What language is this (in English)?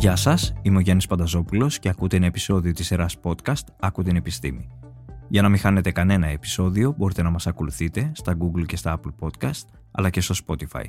Greek